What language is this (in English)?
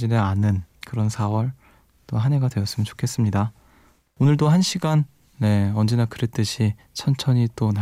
Korean